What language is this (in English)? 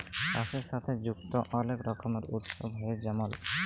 Bangla